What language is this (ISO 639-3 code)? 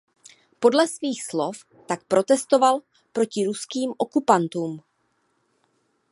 ces